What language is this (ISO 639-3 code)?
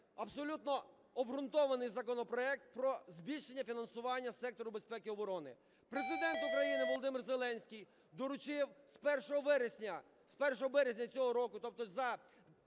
ukr